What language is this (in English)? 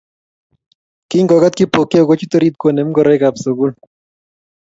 Kalenjin